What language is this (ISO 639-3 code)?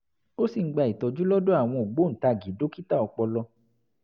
yor